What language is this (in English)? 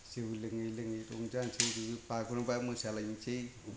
Bodo